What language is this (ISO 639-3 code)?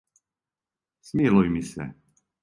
srp